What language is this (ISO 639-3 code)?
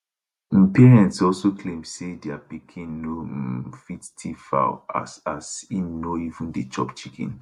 pcm